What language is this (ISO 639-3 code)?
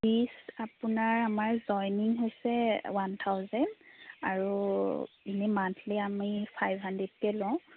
asm